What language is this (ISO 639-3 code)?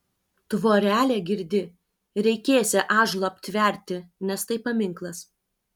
lit